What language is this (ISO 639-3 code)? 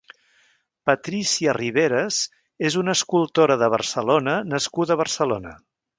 cat